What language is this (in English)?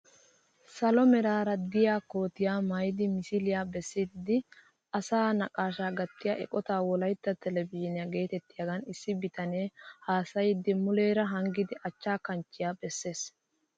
Wolaytta